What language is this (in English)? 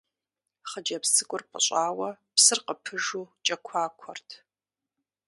Kabardian